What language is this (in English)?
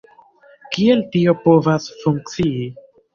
Esperanto